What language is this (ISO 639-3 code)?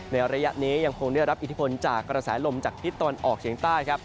tha